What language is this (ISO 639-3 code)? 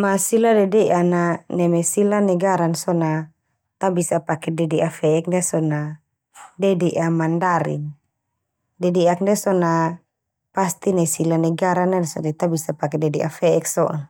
twu